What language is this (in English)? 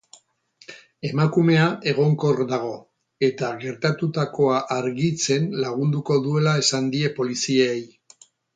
Basque